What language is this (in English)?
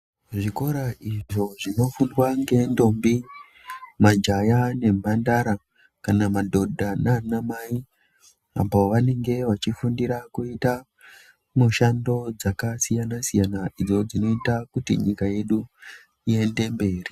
Ndau